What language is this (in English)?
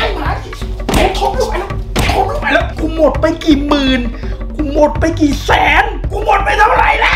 Thai